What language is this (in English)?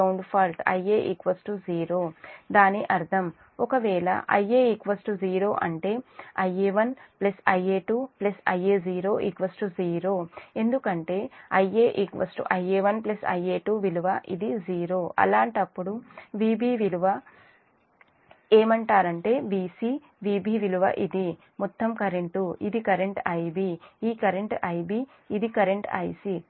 Telugu